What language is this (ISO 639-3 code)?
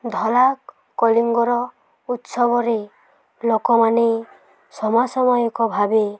ori